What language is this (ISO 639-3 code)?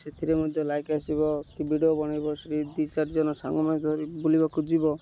ori